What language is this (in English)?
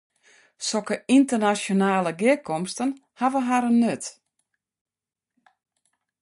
Western Frisian